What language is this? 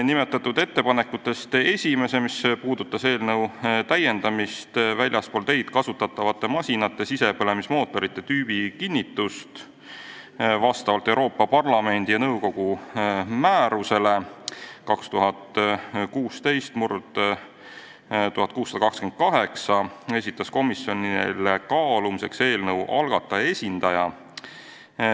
Estonian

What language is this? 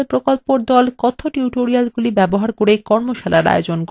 Bangla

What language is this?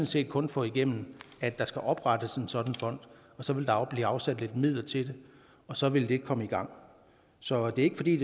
Danish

